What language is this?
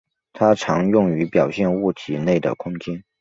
Chinese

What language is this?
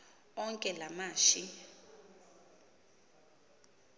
Xhosa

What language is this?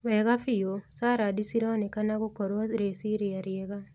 Kikuyu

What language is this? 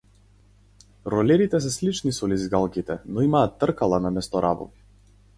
Macedonian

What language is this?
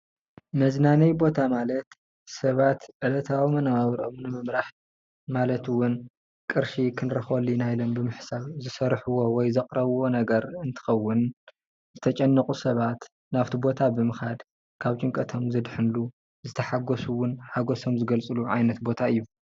Tigrinya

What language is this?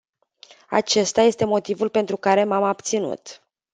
Romanian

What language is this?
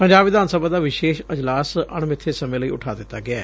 Punjabi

